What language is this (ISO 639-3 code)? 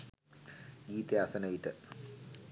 sin